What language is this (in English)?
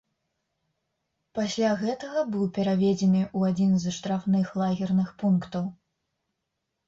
Belarusian